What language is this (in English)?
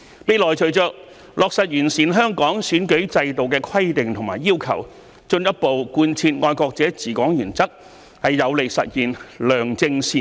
Cantonese